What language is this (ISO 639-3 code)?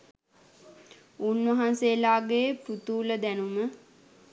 sin